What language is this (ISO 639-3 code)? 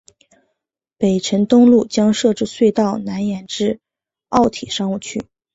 zho